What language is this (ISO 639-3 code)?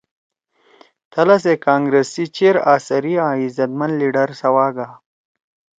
trw